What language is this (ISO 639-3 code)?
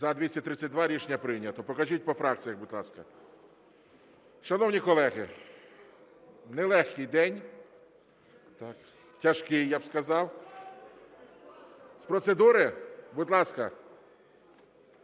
ukr